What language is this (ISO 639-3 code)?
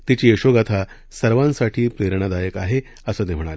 mar